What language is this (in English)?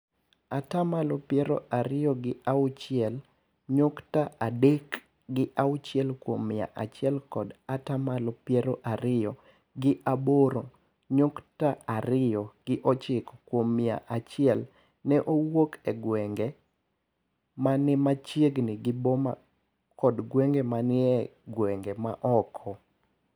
Luo (Kenya and Tanzania)